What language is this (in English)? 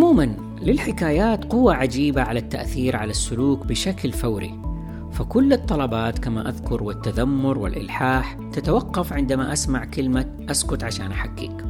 Arabic